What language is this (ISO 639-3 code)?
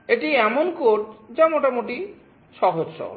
ben